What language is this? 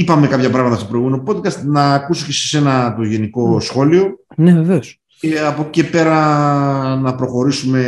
Greek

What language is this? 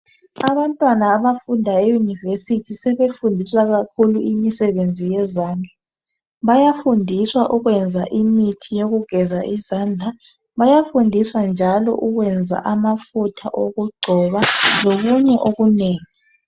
North Ndebele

